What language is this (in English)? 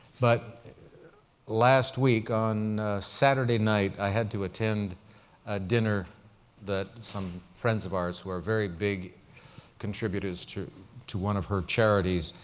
English